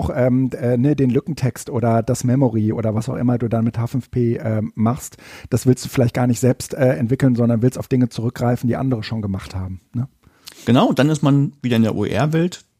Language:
German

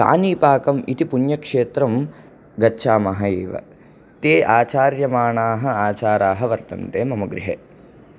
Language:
Sanskrit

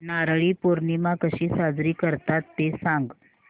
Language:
Marathi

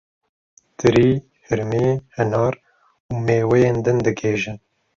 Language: Kurdish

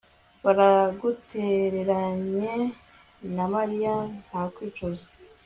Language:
Kinyarwanda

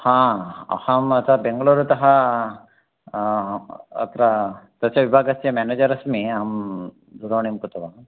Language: Sanskrit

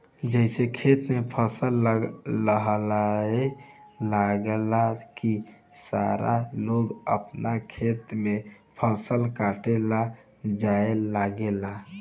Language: Bhojpuri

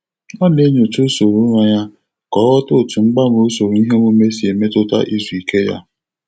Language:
Igbo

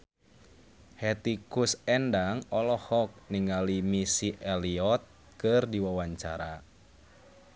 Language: Sundanese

